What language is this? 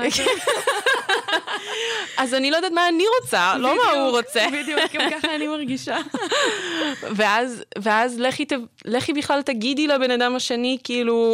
Hebrew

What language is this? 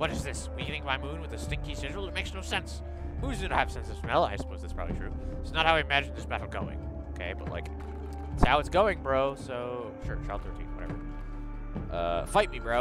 English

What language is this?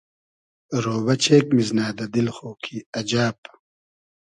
Hazaragi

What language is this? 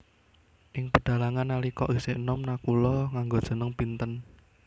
Javanese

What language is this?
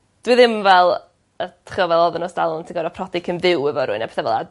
Welsh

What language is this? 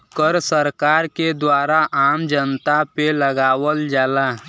Bhojpuri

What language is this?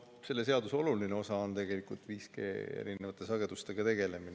Estonian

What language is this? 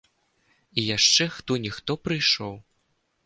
Belarusian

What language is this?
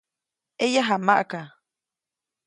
Copainalá Zoque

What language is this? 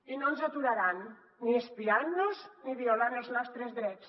Catalan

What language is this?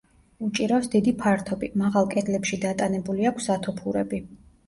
Georgian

